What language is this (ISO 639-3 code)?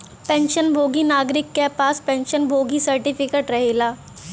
bho